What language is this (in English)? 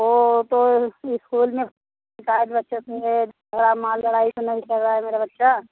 Hindi